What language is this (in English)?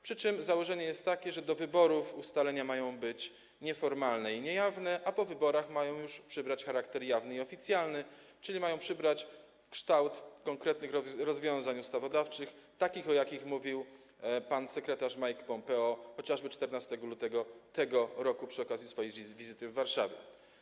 Polish